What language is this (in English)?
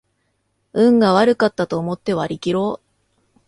Japanese